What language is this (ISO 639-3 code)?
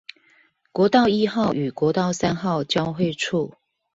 zho